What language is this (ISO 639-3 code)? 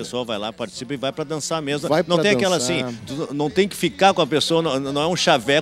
por